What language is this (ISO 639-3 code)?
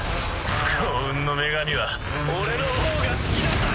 jpn